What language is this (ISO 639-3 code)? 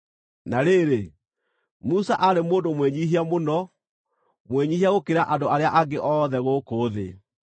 kik